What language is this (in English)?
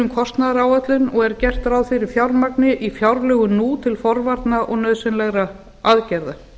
Icelandic